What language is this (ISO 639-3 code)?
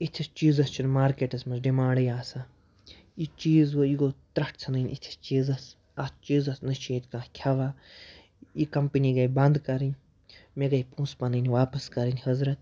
kas